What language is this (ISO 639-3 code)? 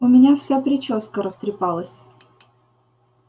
rus